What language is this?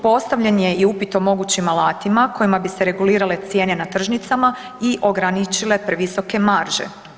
Croatian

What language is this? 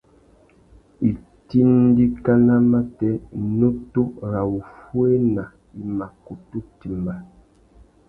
Tuki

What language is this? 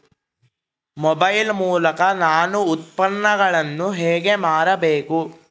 Kannada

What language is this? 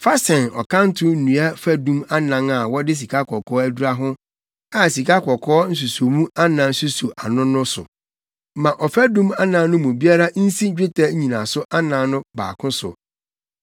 Akan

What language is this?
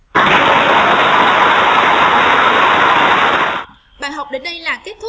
Vietnamese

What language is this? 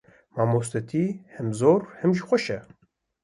Kurdish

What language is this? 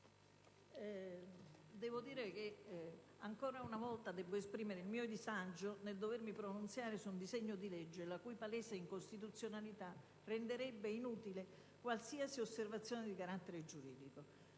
Italian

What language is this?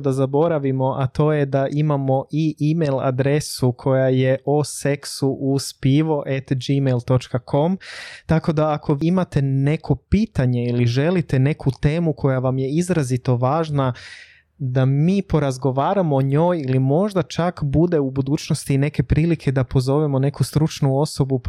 Croatian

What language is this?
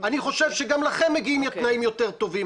Hebrew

